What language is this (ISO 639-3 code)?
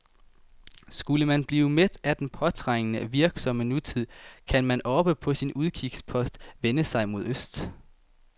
dan